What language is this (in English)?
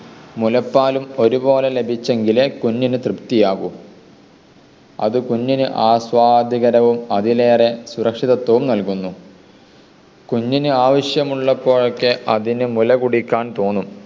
Malayalam